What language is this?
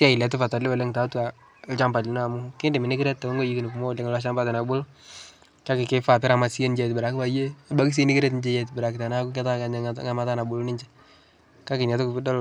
Masai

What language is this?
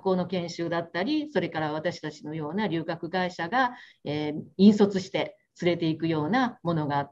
Japanese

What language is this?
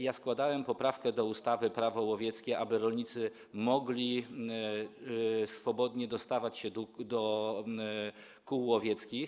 Polish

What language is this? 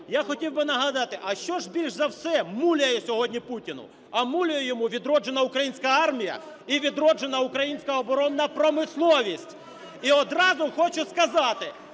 Ukrainian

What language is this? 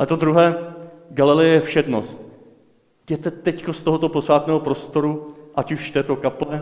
Czech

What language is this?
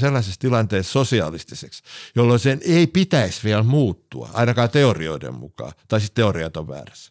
Finnish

